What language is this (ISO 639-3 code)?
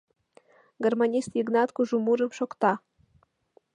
chm